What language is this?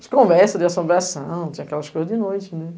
Portuguese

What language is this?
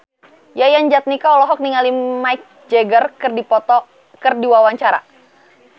Sundanese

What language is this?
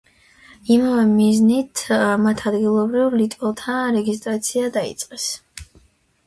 Georgian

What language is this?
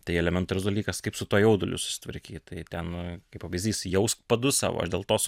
Lithuanian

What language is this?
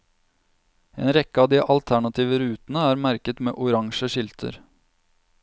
Norwegian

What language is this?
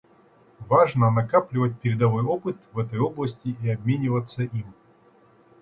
Russian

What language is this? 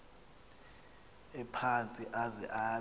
Xhosa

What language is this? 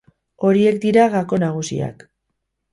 Basque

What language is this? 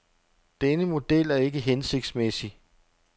Danish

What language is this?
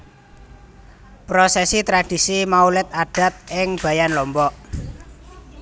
Javanese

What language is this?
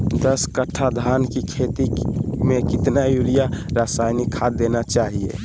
Magahi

